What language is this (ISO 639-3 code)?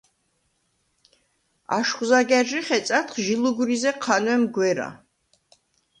sva